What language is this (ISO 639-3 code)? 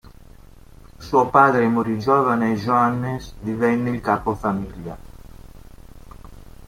ita